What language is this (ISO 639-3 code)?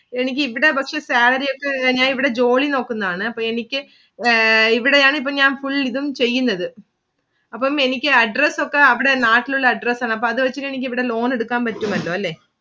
mal